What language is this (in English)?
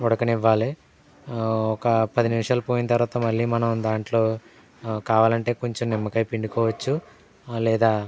Telugu